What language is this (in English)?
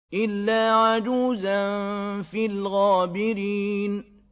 Arabic